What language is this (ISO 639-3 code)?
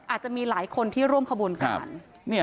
tha